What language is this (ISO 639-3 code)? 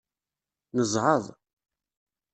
kab